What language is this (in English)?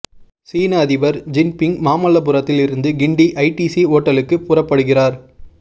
Tamil